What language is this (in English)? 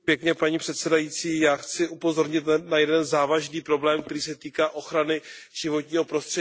Czech